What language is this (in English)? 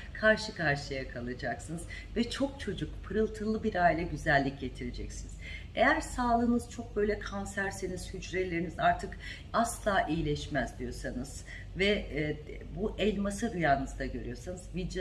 Turkish